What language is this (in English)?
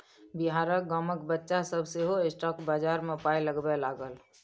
Maithili